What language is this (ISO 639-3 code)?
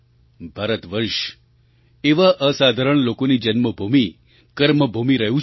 guj